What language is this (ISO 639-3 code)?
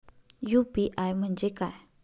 mar